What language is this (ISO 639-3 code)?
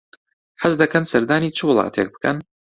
ckb